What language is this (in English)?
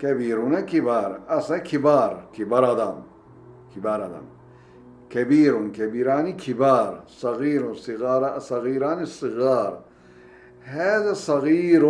Turkish